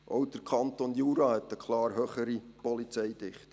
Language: Swiss German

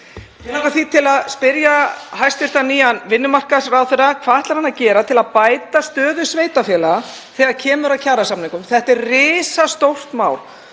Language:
Icelandic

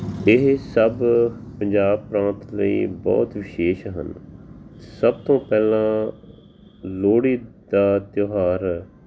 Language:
Punjabi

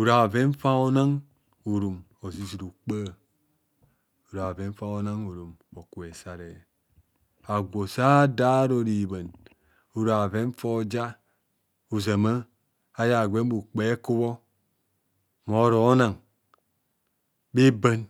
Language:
Kohumono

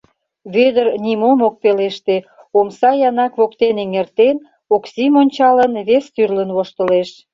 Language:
Mari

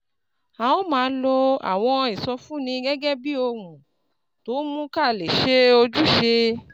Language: Yoruba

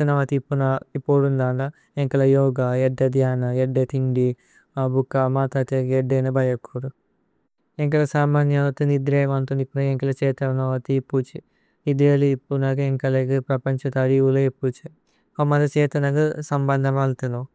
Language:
Tulu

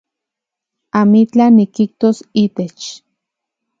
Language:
Central Puebla Nahuatl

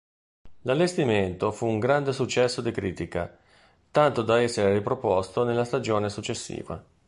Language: Italian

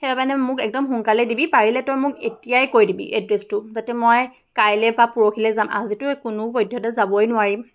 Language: Assamese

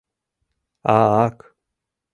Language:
Mari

